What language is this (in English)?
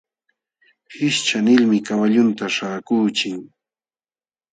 Jauja Wanca Quechua